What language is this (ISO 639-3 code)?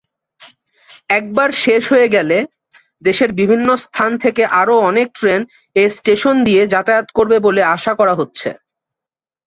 ben